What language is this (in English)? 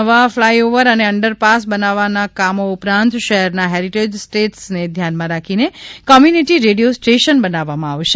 Gujarati